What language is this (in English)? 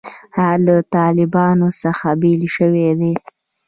Pashto